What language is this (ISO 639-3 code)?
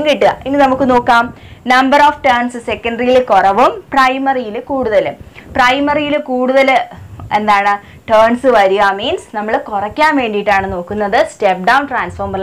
mal